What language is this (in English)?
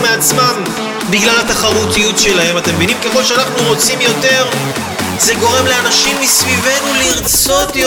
Hebrew